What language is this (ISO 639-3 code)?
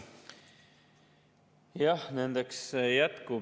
est